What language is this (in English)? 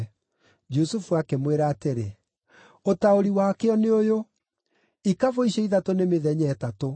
Kikuyu